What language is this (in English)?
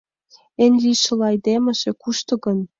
Mari